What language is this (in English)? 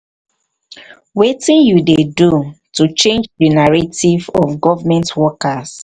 Nigerian Pidgin